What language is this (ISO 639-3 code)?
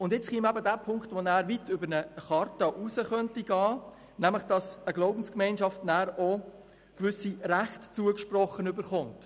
gsw